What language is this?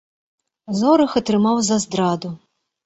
Belarusian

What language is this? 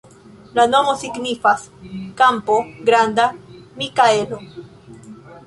Esperanto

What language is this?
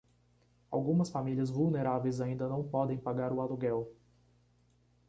Portuguese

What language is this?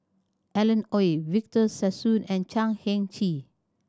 English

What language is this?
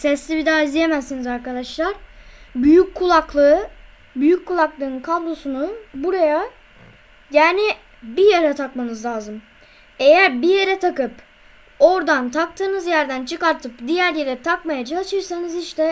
Turkish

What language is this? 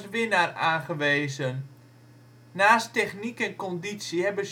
Dutch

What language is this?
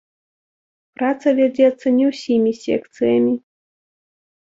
Belarusian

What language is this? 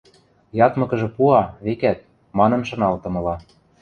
Western Mari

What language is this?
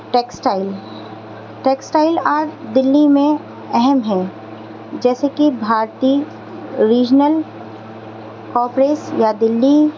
Urdu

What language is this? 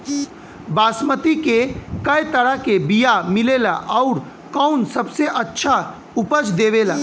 Bhojpuri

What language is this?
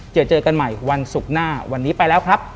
Thai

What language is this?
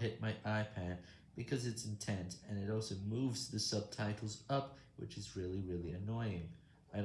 English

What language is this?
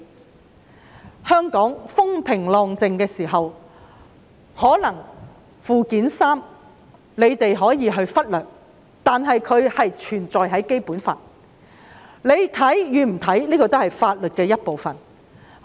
Cantonese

